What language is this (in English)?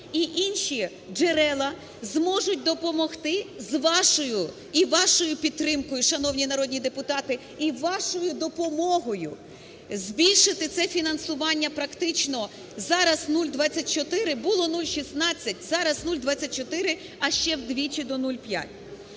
Ukrainian